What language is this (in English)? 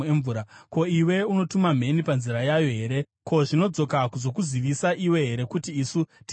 Shona